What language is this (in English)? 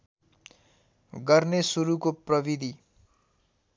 Nepali